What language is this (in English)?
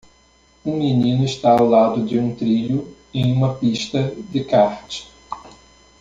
Portuguese